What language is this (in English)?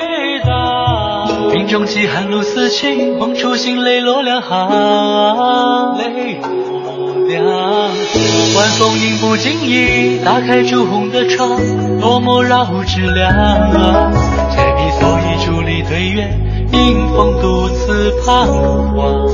Chinese